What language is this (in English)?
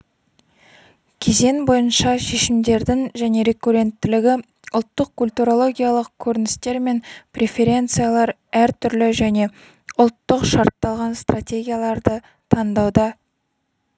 Kazakh